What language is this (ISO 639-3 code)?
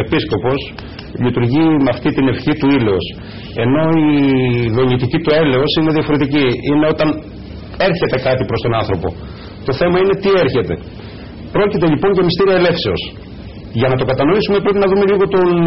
ell